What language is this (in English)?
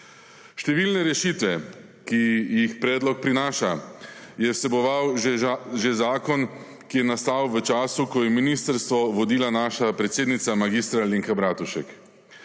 Slovenian